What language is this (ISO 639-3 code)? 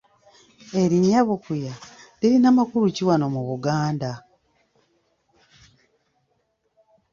lug